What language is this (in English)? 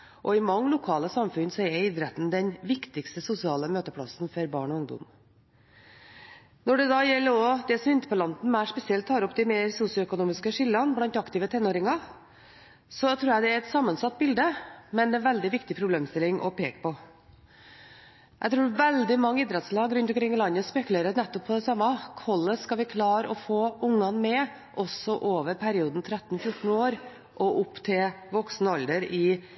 Norwegian Bokmål